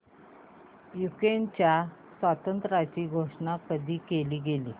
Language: Marathi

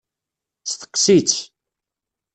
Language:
Kabyle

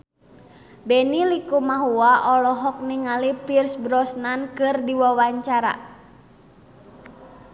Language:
Sundanese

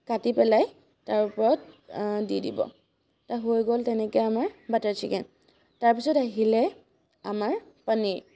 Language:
Assamese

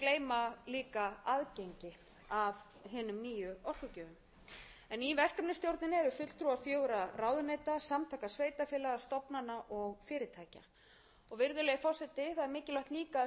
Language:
Icelandic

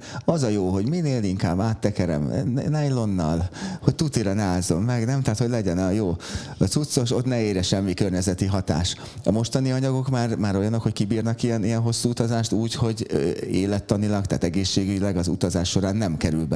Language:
Hungarian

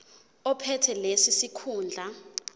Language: Zulu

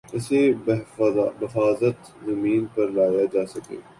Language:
Urdu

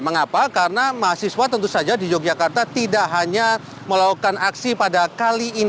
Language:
Indonesian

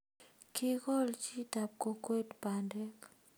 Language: Kalenjin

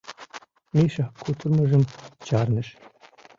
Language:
Mari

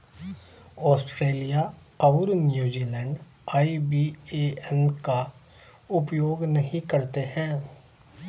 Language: Hindi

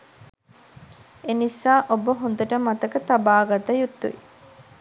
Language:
Sinhala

